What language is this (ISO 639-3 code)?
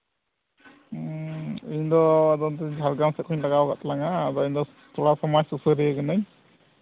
sat